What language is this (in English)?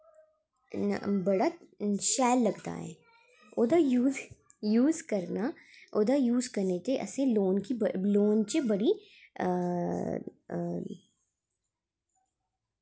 Dogri